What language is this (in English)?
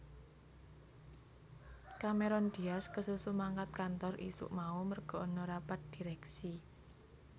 Javanese